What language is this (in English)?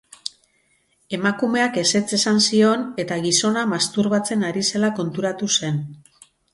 Basque